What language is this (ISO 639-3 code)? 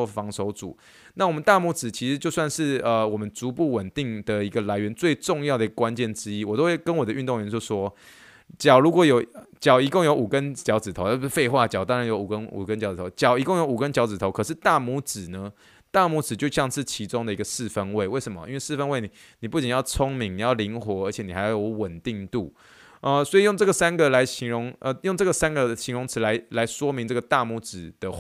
zho